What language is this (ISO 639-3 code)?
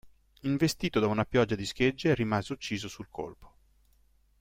ita